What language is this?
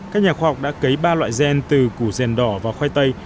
Vietnamese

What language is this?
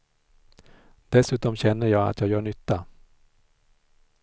Swedish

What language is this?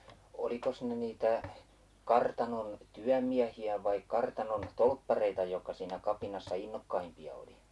Finnish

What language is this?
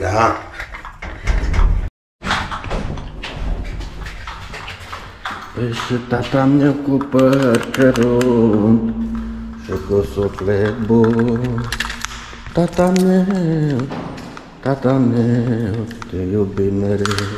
Romanian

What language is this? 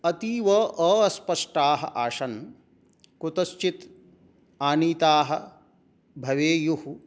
Sanskrit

